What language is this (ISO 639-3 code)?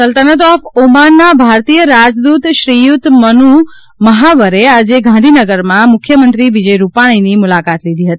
guj